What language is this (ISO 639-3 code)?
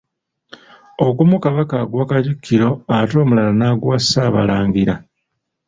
lug